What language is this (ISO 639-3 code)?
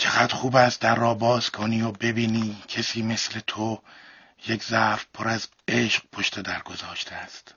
fas